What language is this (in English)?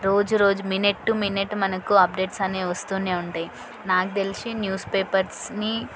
Telugu